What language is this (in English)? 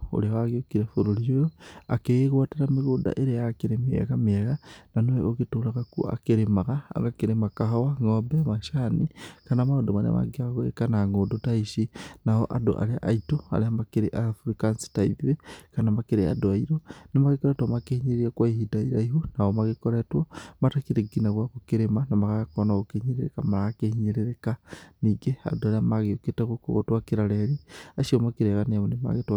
Kikuyu